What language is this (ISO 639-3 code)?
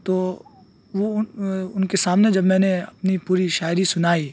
urd